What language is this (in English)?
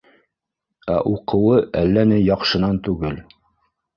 Bashkir